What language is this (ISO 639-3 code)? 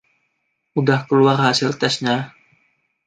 ind